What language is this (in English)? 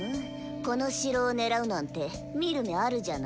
Japanese